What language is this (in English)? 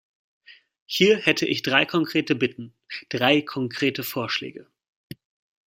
German